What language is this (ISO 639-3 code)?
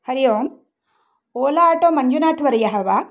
san